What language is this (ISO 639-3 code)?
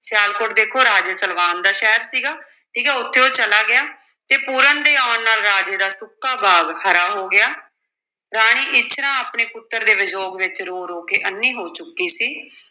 pan